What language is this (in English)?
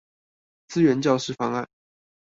Chinese